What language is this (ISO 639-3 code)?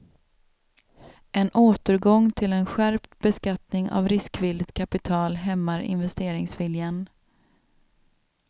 swe